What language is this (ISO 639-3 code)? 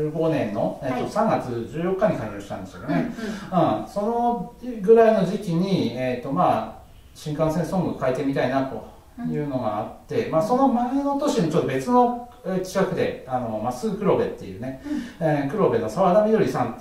jpn